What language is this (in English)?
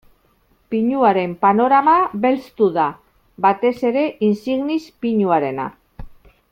Basque